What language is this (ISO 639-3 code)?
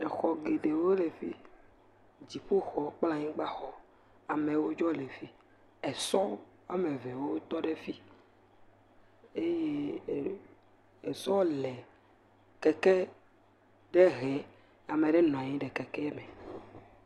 ewe